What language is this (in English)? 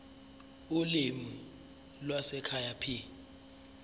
Zulu